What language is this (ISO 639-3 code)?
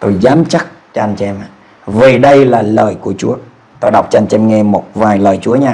vie